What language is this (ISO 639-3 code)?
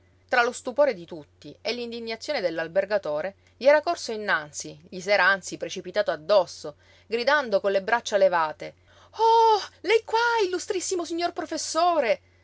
ita